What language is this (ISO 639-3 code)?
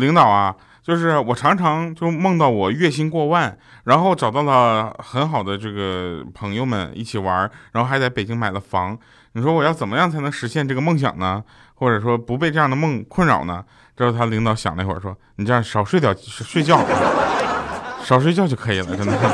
zho